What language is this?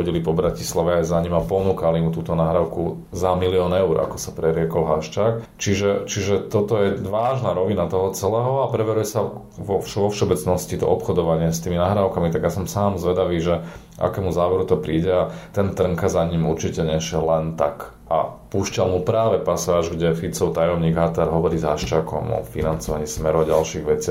Slovak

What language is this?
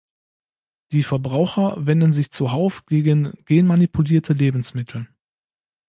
German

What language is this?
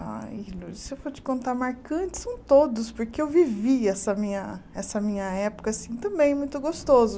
Portuguese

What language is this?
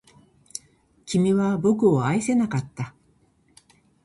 Japanese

